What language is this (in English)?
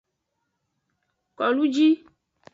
Aja (Benin)